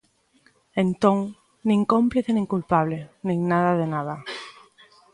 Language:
Galician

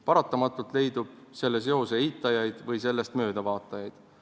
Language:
Estonian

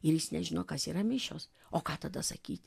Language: Lithuanian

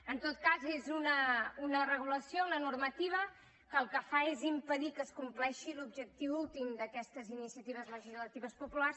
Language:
Catalan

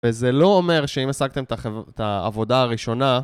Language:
Hebrew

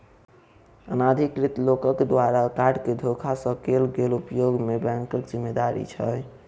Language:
Maithili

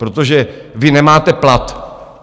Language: Czech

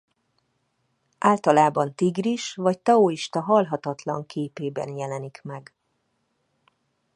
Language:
Hungarian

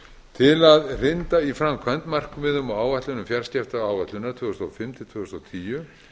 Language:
Icelandic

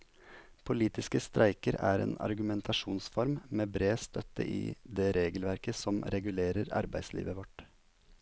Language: Norwegian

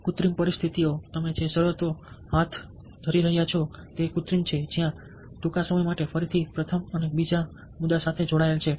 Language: Gujarati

